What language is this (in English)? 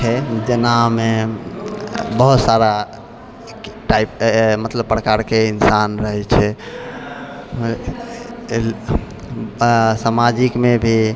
Maithili